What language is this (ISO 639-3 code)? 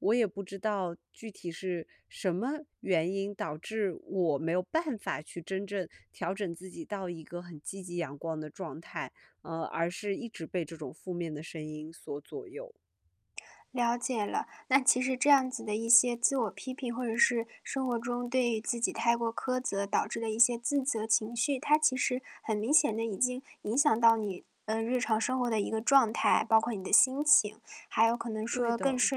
zho